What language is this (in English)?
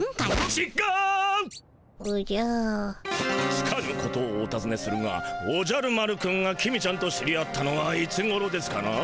Japanese